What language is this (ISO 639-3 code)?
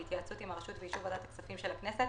heb